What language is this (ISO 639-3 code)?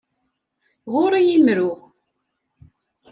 kab